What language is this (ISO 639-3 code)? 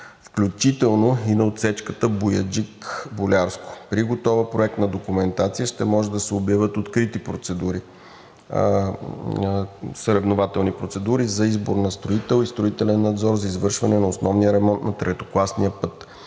bul